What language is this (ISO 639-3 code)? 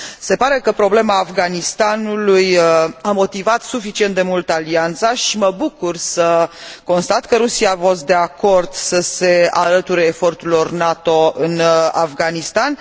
ron